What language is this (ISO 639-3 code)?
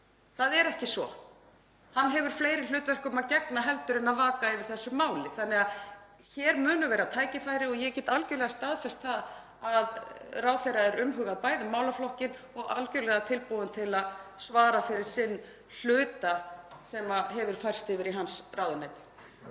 isl